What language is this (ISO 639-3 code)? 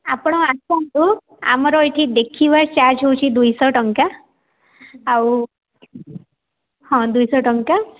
ori